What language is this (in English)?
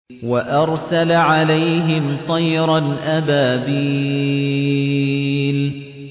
Arabic